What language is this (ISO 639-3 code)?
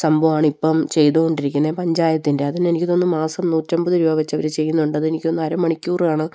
mal